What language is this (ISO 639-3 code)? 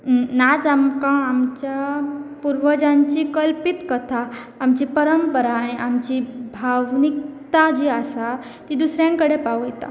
kok